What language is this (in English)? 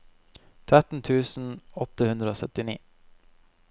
Norwegian